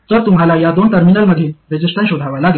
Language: Marathi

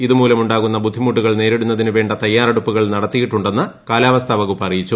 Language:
Malayalam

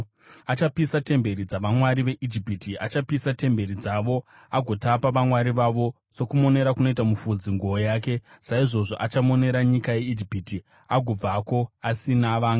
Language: Shona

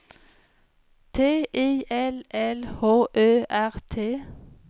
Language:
Swedish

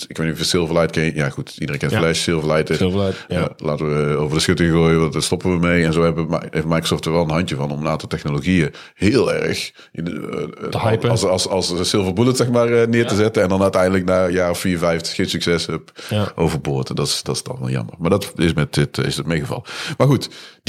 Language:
Dutch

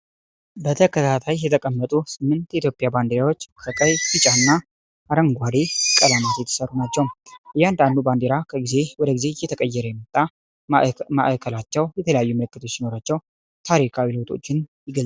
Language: Amharic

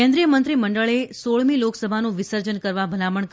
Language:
Gujarati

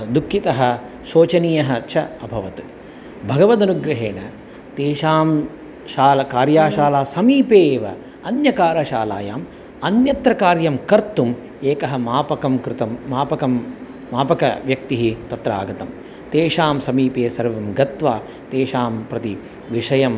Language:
Sanskrit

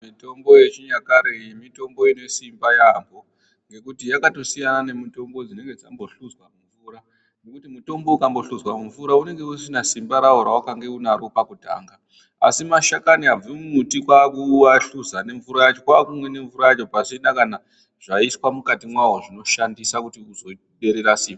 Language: Ndau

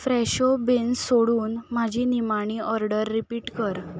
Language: Konkani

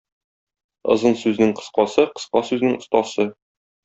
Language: Tatar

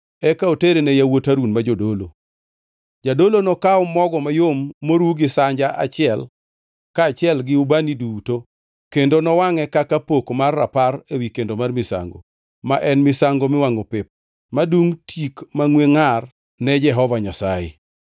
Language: Luo (Kenya and Tanzania)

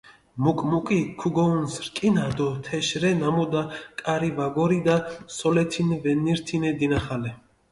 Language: Mingrelian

